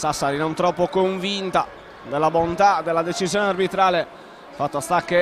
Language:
Italian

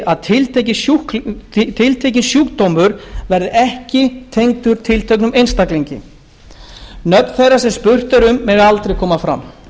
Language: Icelandic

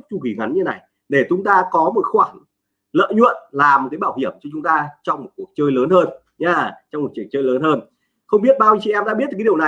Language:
Vietnamese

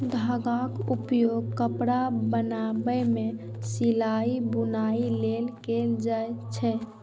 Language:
Maithili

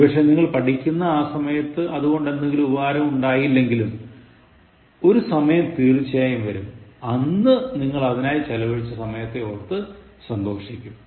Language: Malayalam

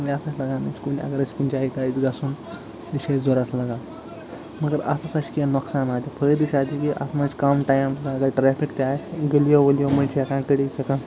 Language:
Kashmiri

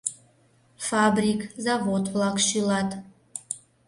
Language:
Mari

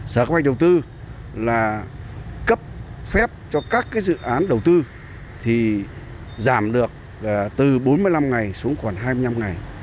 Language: Vietnamese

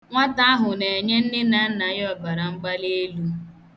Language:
Igbo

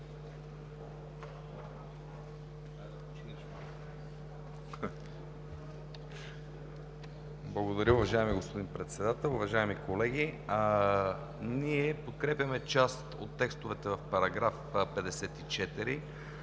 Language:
Bulgarian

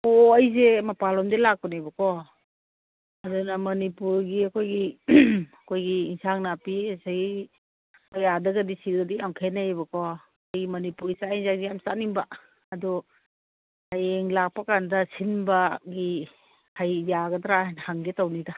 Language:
Manipuri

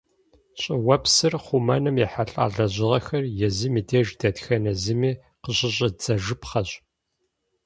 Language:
Kabardian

